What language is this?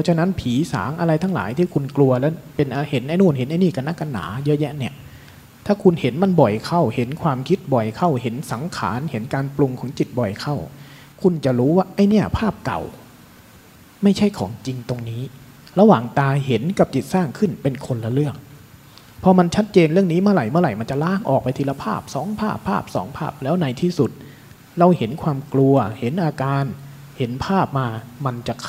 Thai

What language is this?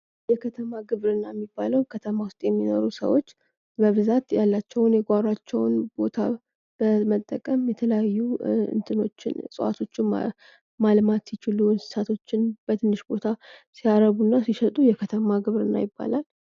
Amharic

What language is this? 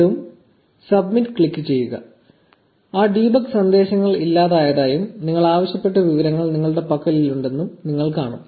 Malayalam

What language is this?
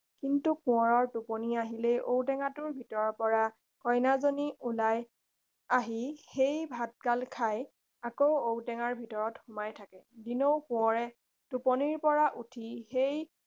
Assamese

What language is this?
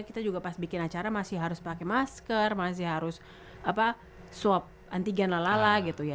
Indonesian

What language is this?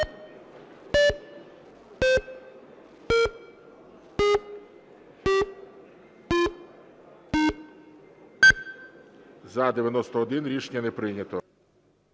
Ukrainian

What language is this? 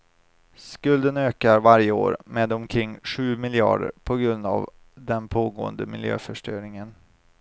Swedish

